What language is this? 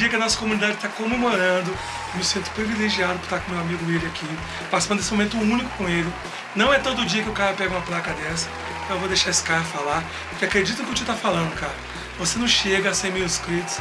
Portuguese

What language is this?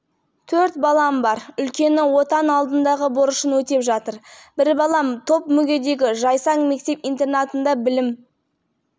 Kazakh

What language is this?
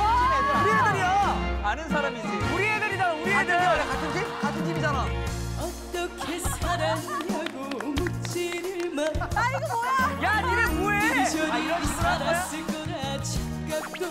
Korean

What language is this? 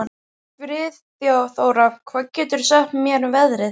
Icelandic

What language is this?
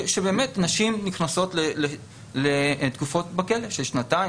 Hebrew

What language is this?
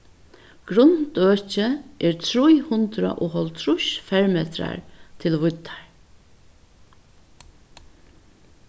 Faroese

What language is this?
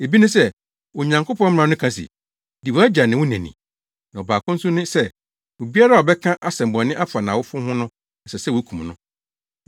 Akan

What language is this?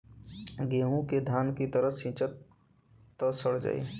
Bhojpuri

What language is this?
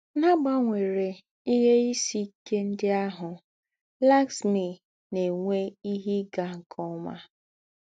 Igbo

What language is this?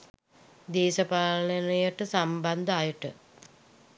Sinhala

